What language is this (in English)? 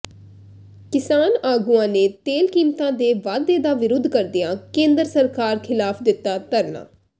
Punjabi